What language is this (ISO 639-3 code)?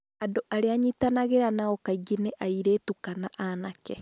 kik